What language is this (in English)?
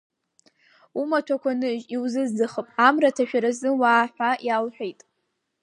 Abkhazian